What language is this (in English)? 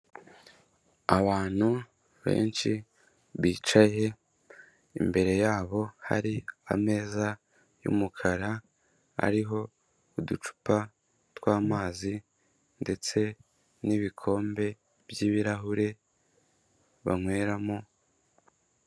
Kinyarwanda